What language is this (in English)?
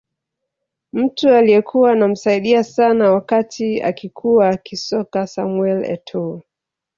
Swahili